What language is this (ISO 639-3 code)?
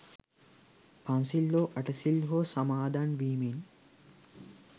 sin